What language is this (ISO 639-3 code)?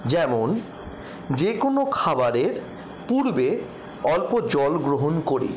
ben